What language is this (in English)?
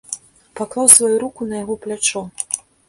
Belarusian